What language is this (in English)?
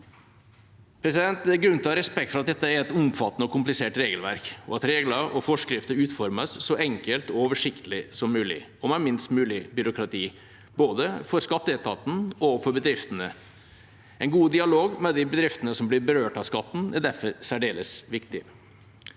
Norwegian